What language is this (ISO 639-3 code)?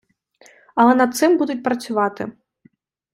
ukr